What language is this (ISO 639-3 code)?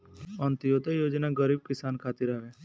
bho